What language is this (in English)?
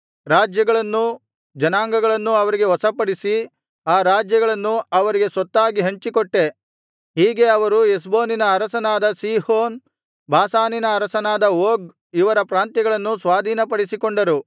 Kannada